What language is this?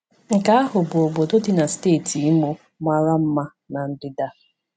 Igbo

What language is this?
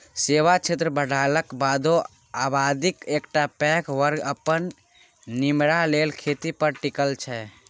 Maithili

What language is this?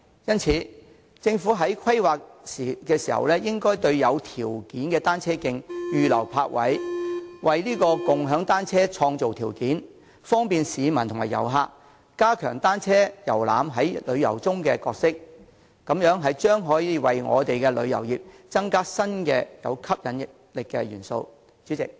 Cantonese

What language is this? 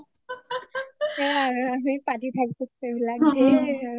Assamese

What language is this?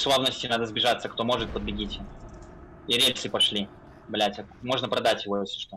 Russian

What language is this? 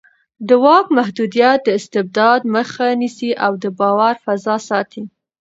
Pashto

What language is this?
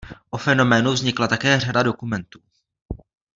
Czech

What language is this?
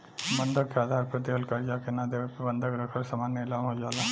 Bhojpuri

